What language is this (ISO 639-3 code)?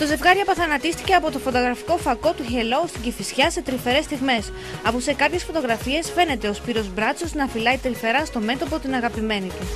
ell